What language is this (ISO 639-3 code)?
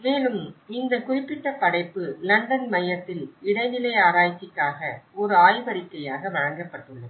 tam